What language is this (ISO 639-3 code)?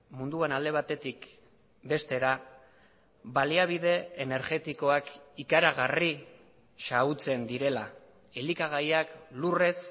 eus